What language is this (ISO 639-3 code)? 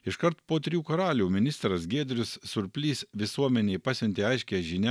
lit